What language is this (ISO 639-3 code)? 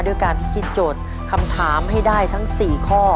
tha